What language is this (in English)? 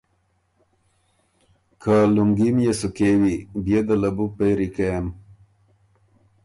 Ormuri